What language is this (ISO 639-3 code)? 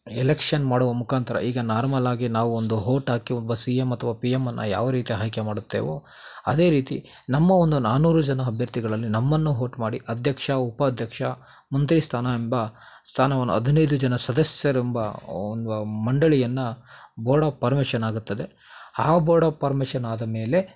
kan